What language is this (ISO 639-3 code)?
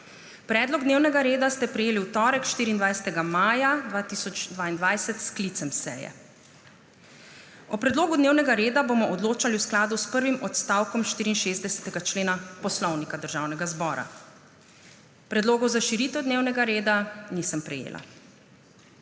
slv